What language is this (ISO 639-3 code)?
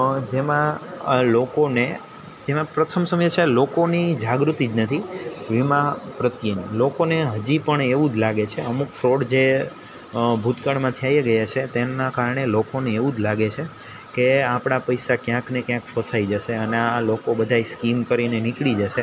guj